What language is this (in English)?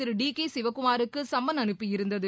Tamil